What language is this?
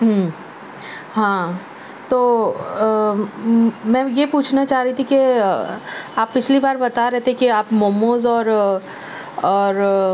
Urdu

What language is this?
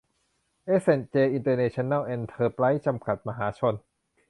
Thai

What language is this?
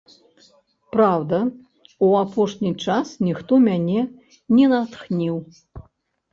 Belarusian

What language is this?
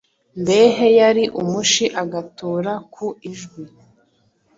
Kinyarwanda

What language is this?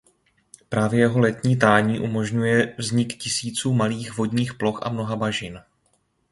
Czech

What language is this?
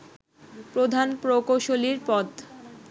Bangla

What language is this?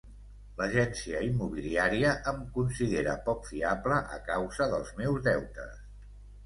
Catalan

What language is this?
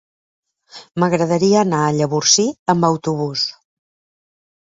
Catalan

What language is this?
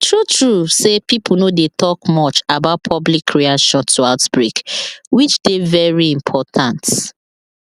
Nigerian Pidgin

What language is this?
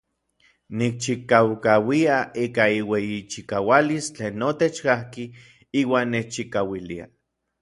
Orizaba Nahuatl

